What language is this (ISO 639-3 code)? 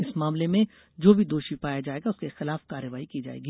hin